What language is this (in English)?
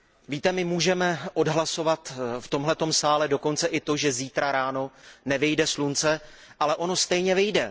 Czech